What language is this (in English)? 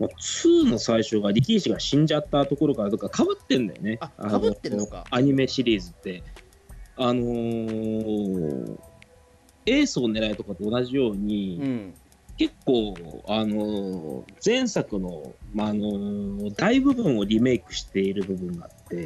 Japanese